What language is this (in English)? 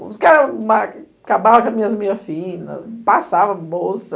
Portuguese